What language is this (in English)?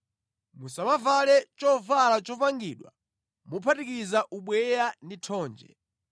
Nyanja